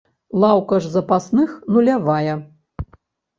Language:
Belarusian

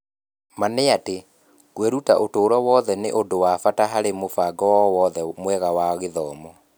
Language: Kikuyu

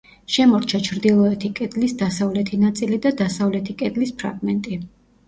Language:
Georgian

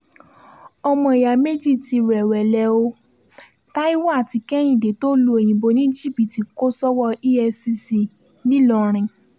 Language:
Yoruba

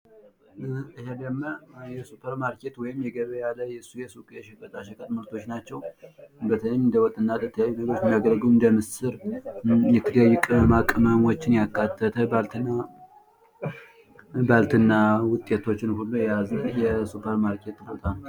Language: Amharic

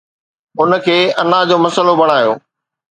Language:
Sindhi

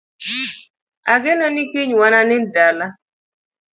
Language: Luo (Kenya and Tanzania)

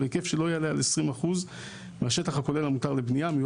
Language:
Hebrew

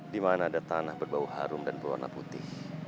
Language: Indonesian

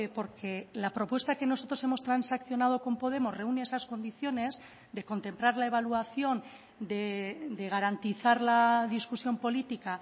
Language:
Spanish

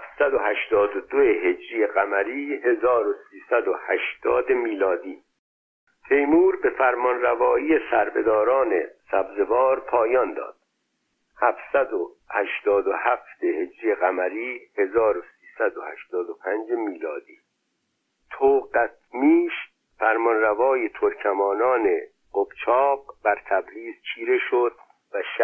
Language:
Persian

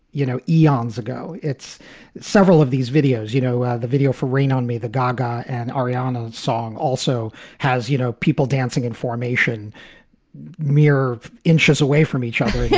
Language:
English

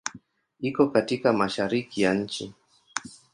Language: Swahili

